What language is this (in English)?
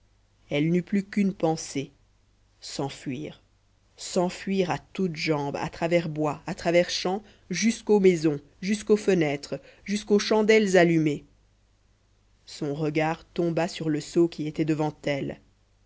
French